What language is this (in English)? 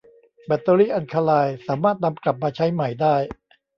Thai